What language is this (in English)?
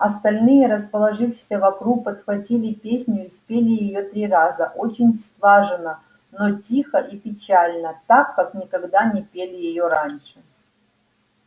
Russian